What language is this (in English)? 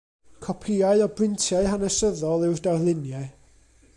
Welsh